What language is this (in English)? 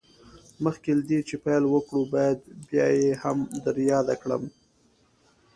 Pashto